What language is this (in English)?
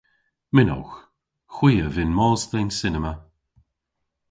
Cornish